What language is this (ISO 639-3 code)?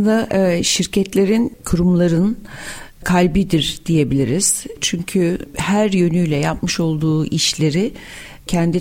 tur